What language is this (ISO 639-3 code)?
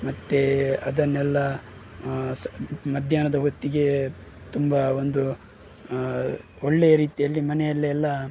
kan